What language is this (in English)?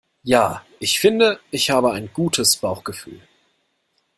German